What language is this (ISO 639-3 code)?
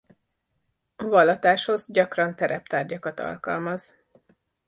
hun